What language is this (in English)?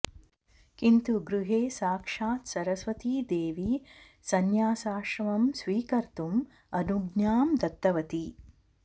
Sanskrit